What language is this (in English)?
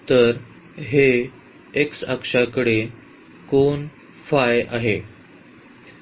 Marathi